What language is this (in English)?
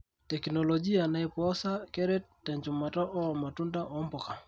Masai